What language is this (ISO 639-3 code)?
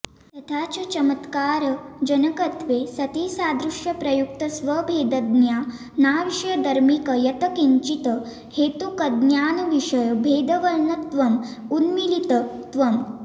san